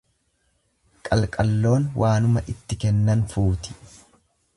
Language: Oromo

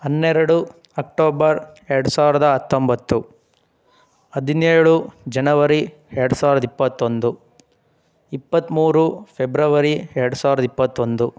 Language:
Kannada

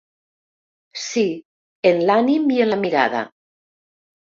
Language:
Catalan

